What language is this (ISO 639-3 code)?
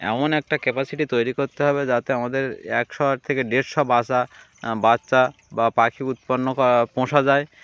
ben